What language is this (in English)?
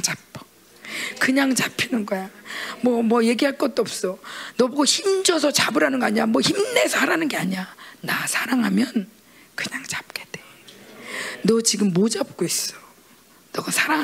Korean